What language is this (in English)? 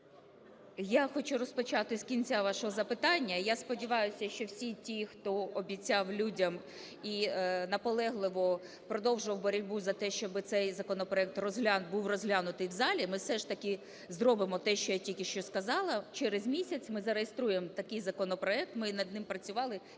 Ukrainian